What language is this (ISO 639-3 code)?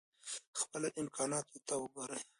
pus